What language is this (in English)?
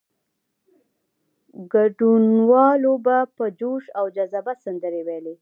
Pashto